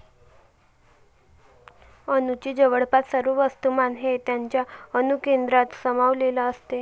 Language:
Marathi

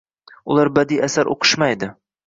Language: Uzbek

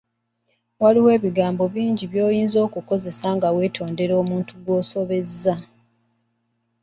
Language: Ganda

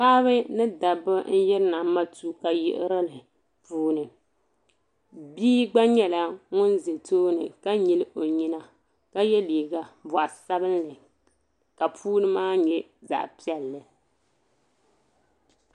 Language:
Dagbani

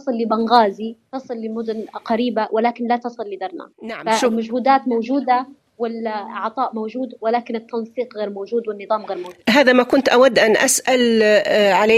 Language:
Arabic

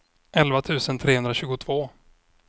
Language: Swedish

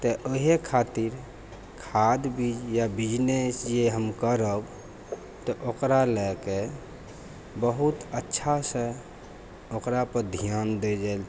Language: Maithili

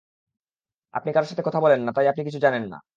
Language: Bangla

